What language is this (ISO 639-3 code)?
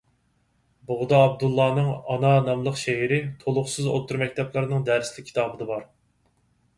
uig